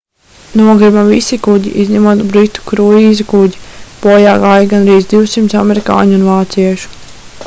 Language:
Latvian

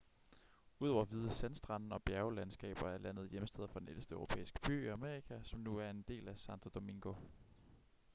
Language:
Danish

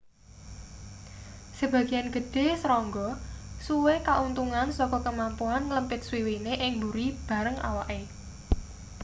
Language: Javanese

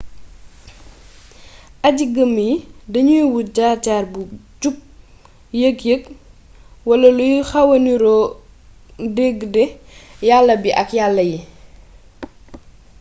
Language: Wolof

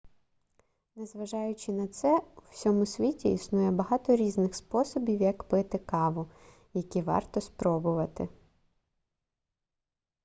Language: Ukrainian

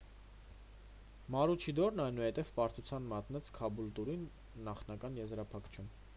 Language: Armenian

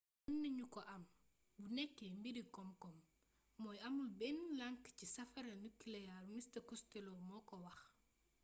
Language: Wolof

